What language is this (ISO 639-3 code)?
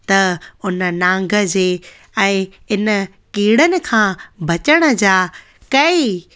snd